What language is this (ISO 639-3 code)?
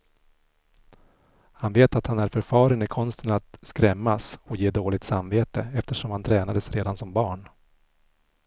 swe